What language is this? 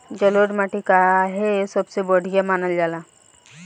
Bhojpuri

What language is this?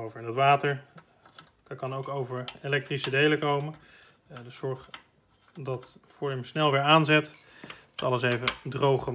Dutch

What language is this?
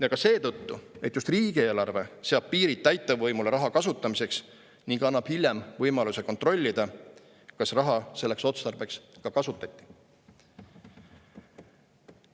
Estonian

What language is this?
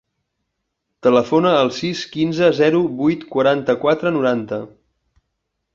Catalan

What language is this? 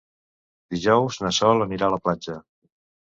Catalan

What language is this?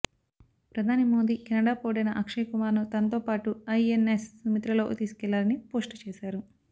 Telugu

